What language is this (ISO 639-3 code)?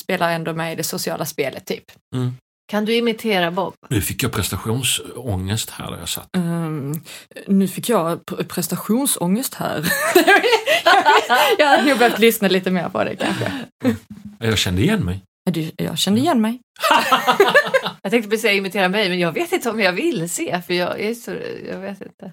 swe